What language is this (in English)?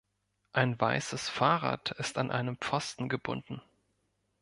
German